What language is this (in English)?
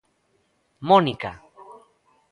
Galician